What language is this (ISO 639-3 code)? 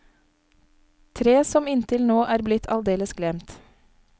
nor